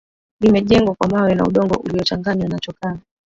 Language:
Swahili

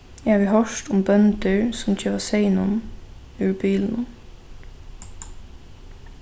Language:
Faroese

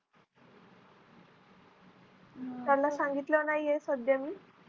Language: Marathi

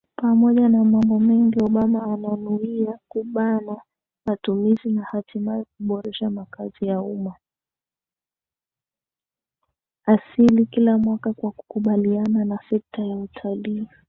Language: Swahili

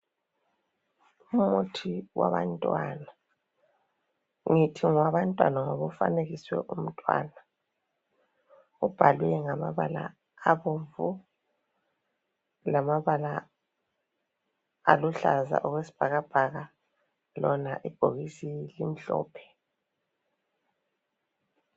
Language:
North Ndebele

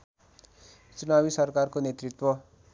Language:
Nepali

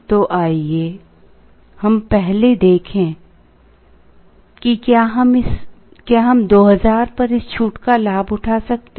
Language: Hindi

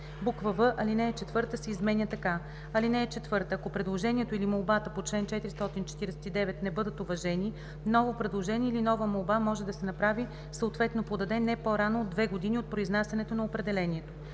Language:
Bulgarian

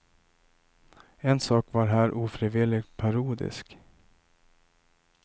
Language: Swedish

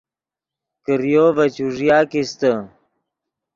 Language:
Yidgha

